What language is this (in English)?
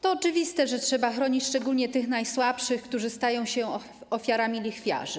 Polish